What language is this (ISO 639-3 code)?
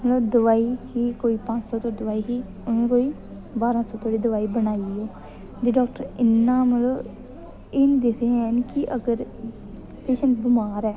doi